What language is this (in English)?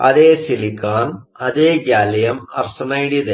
Kannada